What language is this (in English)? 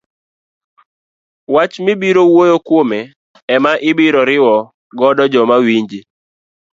Luo (Kenya and Tanzania)